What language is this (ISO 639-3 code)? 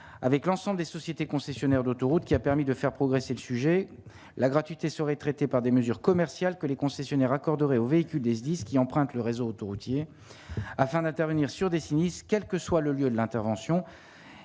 fra